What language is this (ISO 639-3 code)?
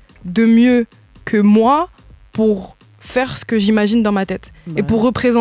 fra